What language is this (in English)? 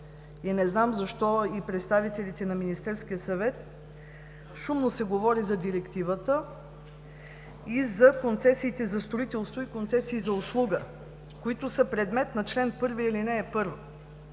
Bulgarian